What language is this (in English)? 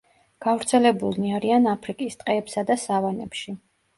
Georgian